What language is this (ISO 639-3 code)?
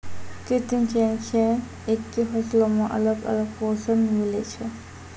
mai